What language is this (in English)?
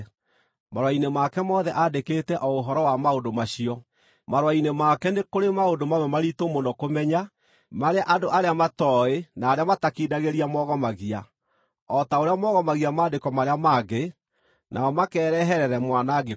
Kikuyu